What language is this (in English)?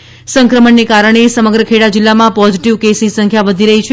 Gujarati